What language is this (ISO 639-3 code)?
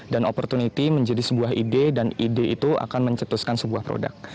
ind